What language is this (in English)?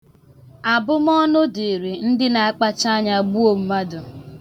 Igbo